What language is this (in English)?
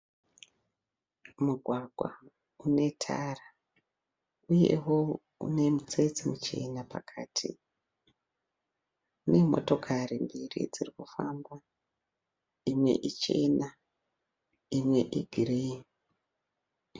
Shona